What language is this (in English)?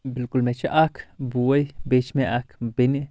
Kashmiri